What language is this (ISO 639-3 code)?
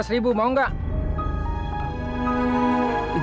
ind